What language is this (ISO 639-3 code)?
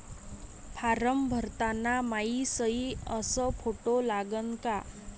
mar